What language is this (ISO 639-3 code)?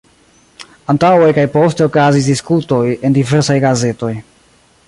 epo